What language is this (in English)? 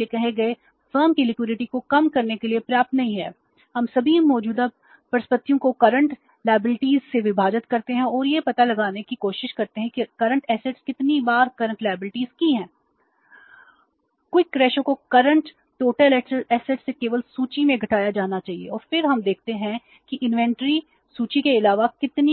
Hindi